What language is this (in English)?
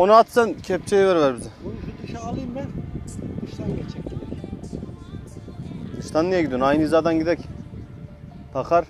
Turkish